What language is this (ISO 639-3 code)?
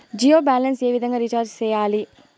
tel